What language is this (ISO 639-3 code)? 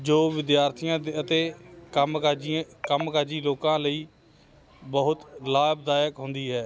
pan